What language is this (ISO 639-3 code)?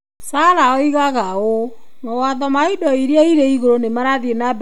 kik